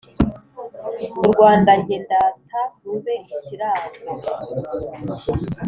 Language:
Kinyarwanda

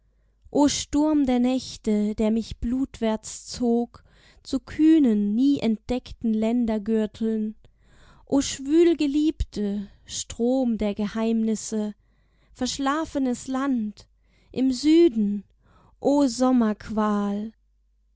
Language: German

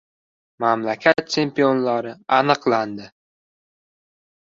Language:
Uzbek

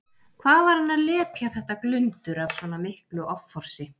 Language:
Icelandic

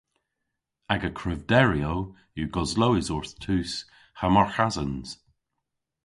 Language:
Cornish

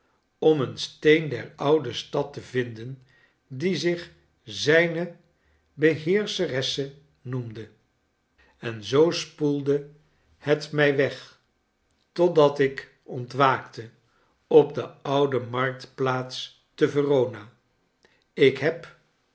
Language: Dutch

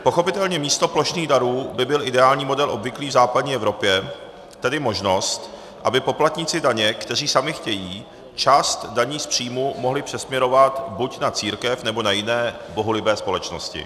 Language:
Czech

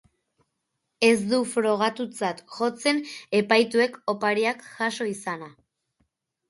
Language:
Basque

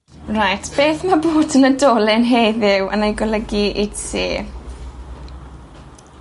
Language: Welsh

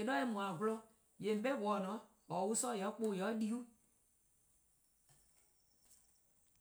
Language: Eastern Krahn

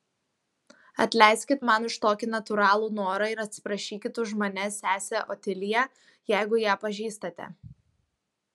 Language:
Lithuanian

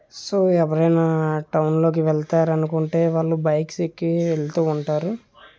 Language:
Telugu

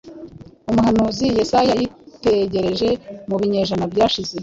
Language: Kinyarwanda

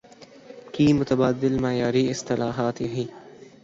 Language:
Urdu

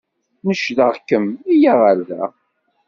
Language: Kabyle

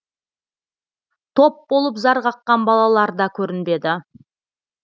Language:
Kazakh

